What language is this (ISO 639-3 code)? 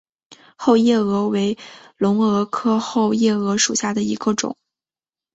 zho